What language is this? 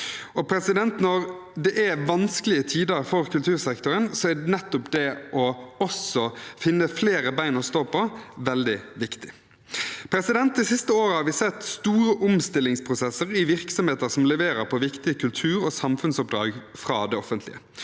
Norwegian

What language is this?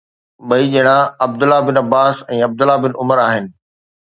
Sindhi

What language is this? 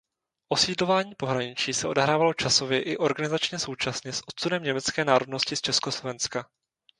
Czech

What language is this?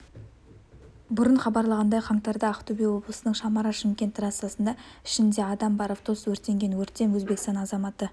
Kazakh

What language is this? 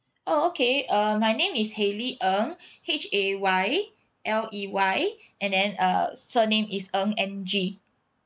English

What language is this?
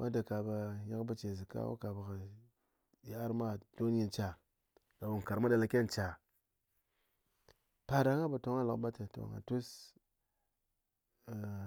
Ngas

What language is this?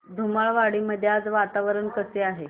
Marathi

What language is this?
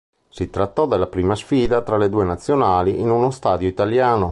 Italian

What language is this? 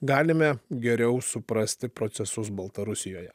Lithuanian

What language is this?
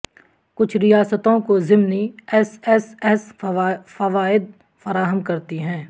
Urdu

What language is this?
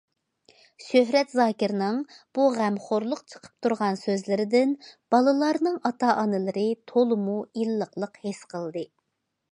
Uyghur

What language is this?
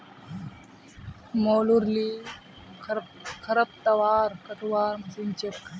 Magahi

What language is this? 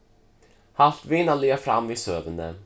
Faroese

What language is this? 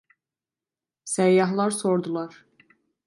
Turkish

